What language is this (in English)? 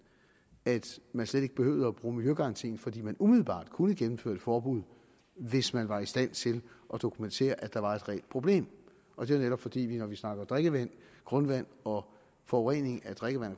Danish